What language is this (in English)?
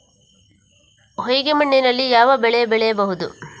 Kannada